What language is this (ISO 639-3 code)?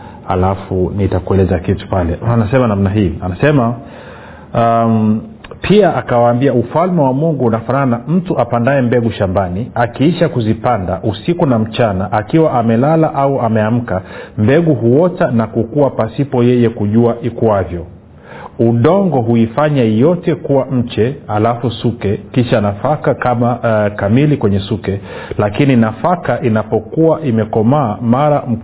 swa